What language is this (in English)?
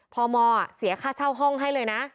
Thai